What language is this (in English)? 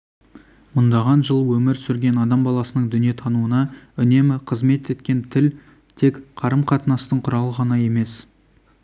Kazakh